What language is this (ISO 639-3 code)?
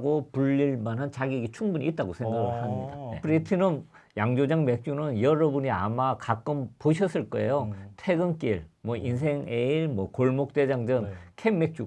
kor